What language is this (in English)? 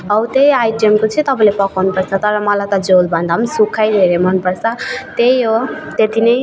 Nepali